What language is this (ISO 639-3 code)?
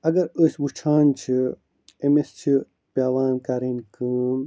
kas